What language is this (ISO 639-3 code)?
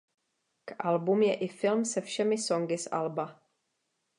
ces